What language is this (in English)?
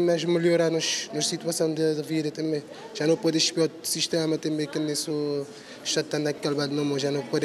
Portuguese